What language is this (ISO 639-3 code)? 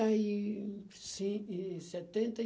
por